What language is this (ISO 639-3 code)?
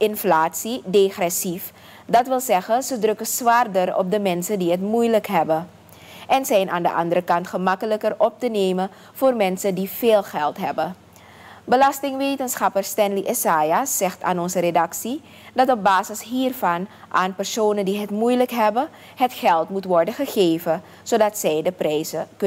nld